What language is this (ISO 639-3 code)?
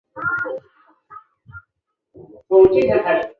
zho